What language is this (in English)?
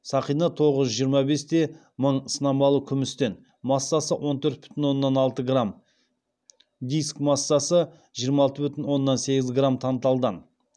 Kazakh